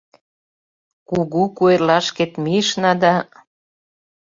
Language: Mari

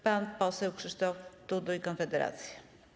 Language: Polish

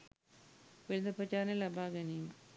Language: Sinhala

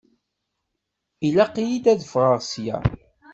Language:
Kabyle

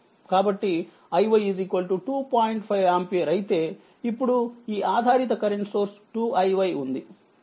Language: Telugu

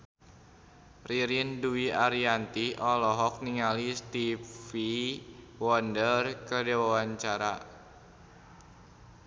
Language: Sundanese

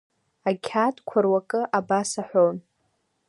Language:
Abkhazian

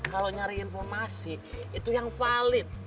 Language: Indonesian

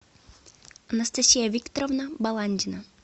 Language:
Russian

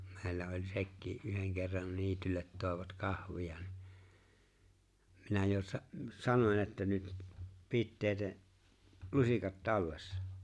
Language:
Finnish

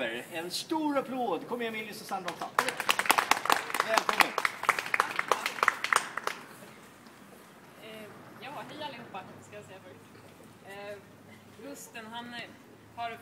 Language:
Swedish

